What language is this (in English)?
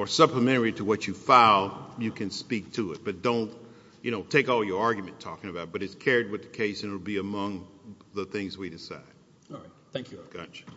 English